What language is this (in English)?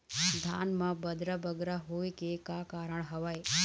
Chhattisgarhi